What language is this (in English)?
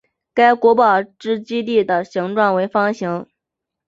Chinese